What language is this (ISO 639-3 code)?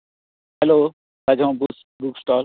kok